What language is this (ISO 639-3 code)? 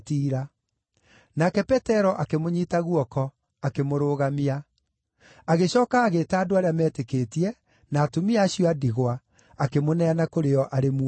kik